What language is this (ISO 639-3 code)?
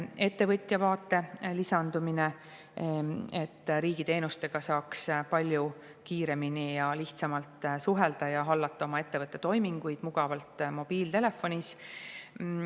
est